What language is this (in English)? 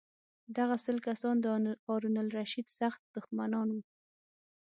Pashto